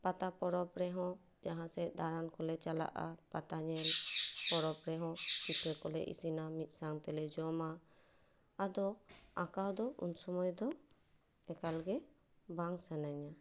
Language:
Santali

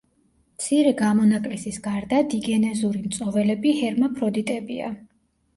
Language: Georgian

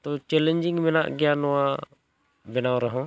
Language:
Santali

